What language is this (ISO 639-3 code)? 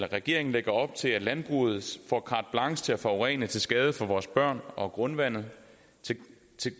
dan